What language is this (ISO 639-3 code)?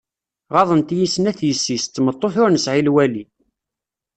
kab